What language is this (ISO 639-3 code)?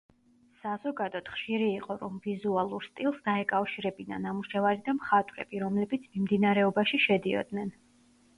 kat